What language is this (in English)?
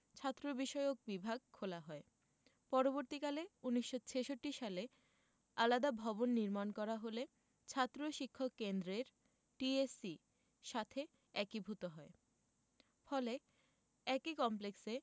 Bangla